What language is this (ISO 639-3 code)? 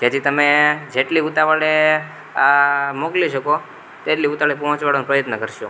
guj